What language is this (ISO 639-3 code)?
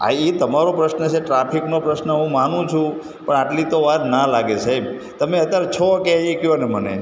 guj